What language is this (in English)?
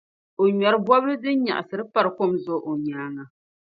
Dagbani